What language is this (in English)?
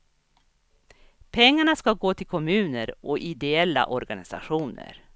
Swedish